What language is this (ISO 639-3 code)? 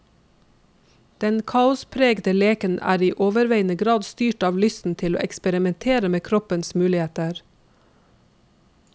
nor